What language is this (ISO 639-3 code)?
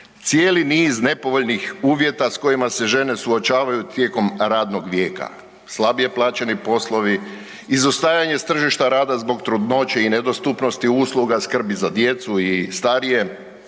hrv